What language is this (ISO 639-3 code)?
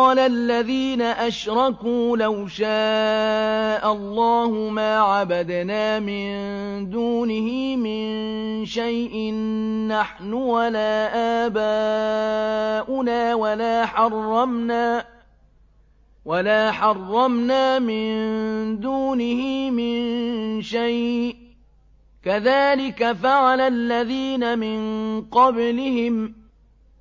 ara